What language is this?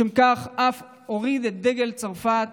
Hebrew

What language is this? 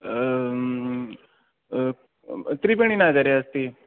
Sanskrit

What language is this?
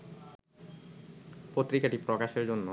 Bangla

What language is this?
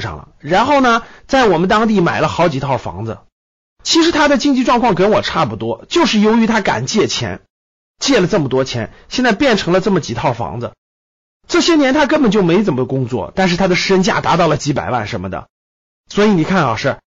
Chinese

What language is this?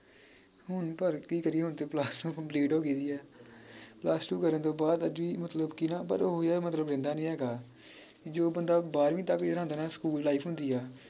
Punjabi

